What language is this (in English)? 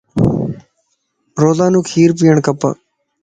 Lasi